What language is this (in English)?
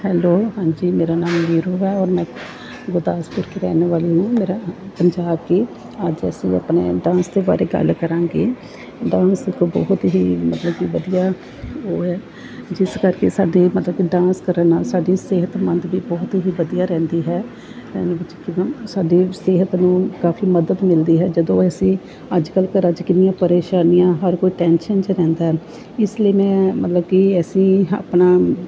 Punjabi